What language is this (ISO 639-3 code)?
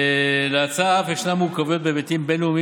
heb